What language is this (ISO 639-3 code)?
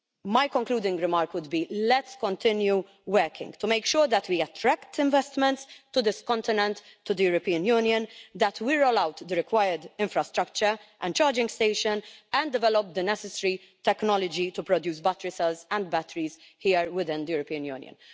eng